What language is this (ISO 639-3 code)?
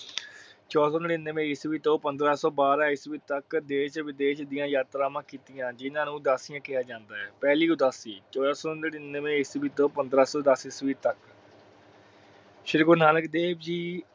pan